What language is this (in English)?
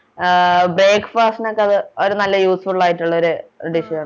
Malayalam